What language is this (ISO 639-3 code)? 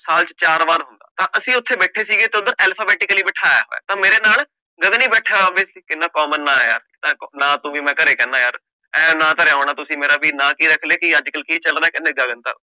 pan